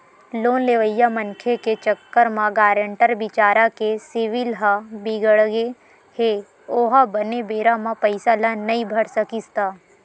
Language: Chhattisgarhi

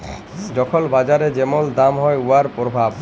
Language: Bangla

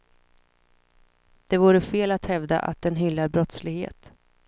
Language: Swedish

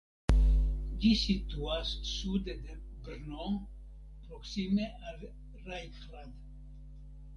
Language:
Esperanto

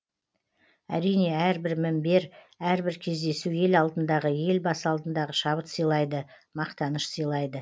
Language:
Kazakh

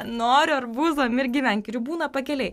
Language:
Lithuanian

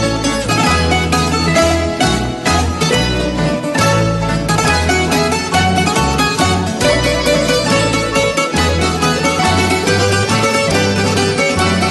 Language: Greek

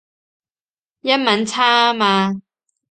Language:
Cantonese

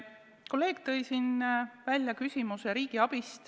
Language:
Estonian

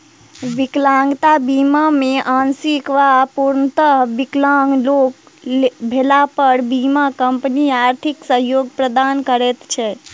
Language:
Maithili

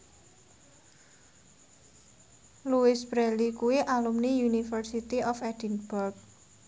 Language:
Javanese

